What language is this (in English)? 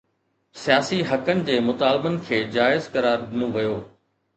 Sindhi